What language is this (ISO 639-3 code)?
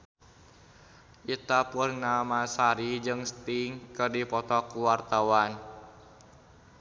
sun